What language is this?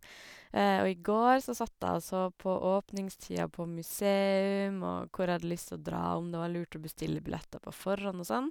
Norwegian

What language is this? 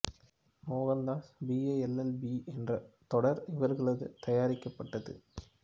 Tamil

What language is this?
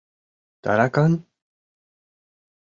Mari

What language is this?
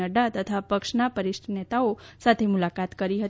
Gujarati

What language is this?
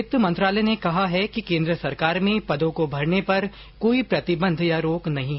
Hindi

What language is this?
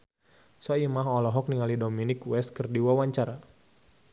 Sundanese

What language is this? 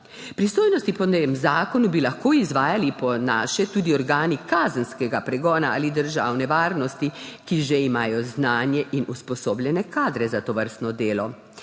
Slovenian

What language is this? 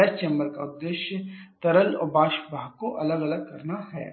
Hindi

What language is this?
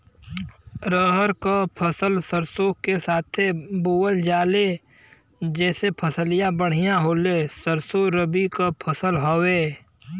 Bhojpuri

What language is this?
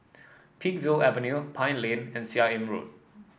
English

